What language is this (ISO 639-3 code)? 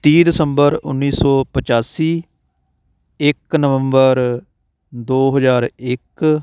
pan